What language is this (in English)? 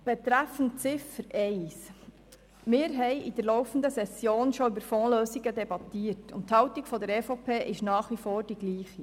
Swiss German